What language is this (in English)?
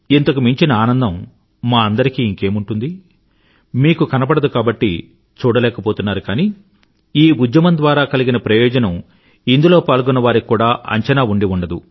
Telugu